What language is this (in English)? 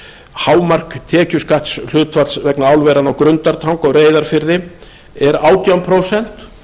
Icelandic